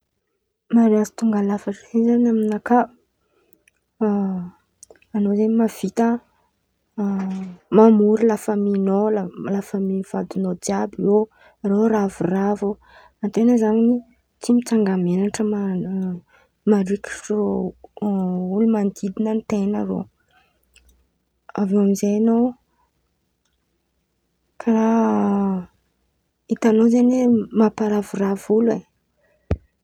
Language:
Antankarana Malagasy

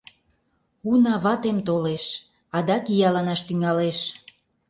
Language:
Mari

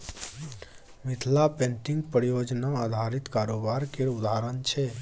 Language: Maithili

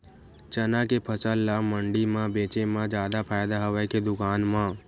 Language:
Chhattisgarhi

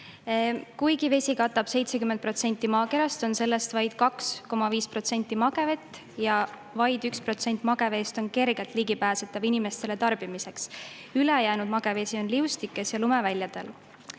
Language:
Estonian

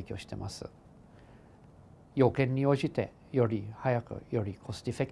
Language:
Japanese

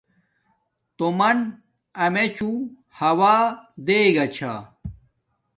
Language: Domaaki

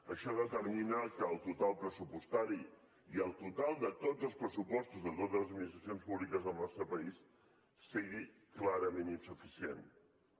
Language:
Catalan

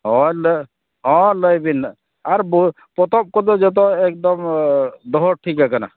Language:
Santali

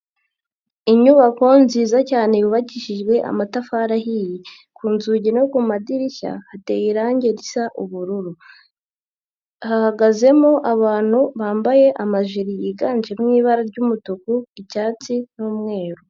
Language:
Kinyarwanda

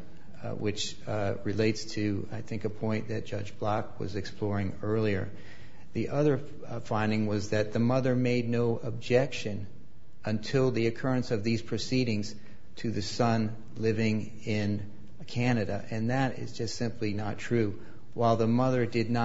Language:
English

